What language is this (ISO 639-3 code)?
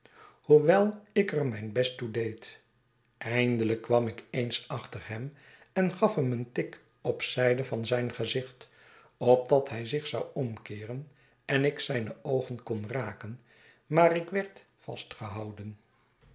nld